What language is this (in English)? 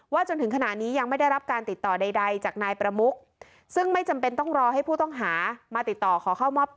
Thai